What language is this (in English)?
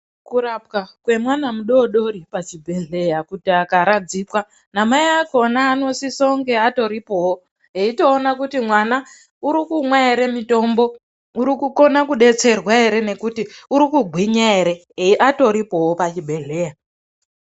Ndau